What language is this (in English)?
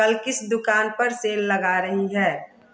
Hindi